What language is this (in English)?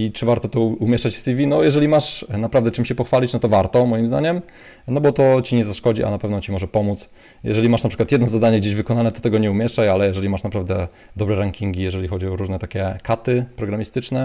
Polish